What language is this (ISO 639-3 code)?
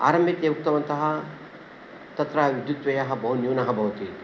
san